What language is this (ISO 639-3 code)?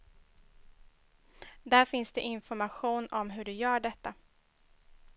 swe